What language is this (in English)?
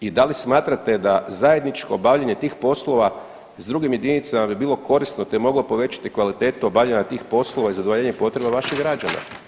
Croatian